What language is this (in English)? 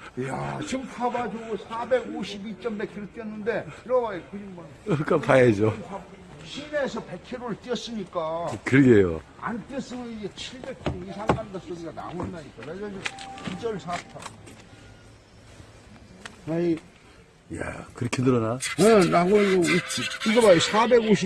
Korean